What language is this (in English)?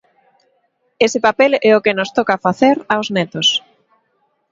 Galician